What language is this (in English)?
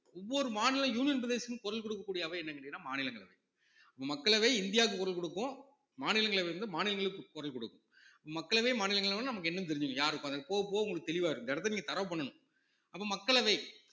Tamil